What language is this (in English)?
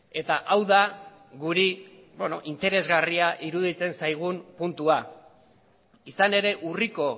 Basque